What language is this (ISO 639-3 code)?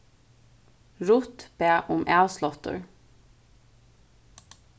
fao